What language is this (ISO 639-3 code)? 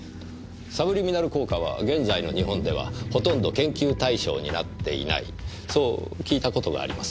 jpn